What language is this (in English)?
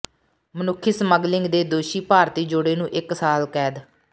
Punjabi